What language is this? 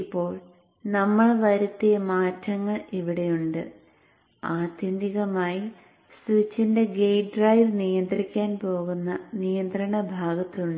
Malayalam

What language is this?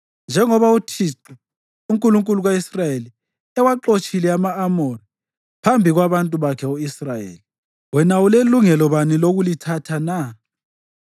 North Ndebele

